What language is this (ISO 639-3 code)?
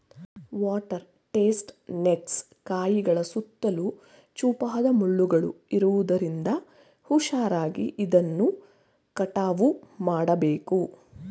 kan